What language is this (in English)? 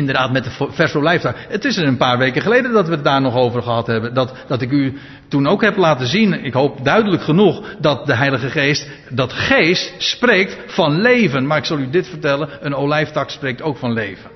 Dutch